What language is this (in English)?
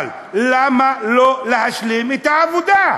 Hebrew